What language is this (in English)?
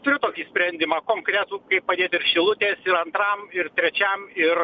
Lithuanian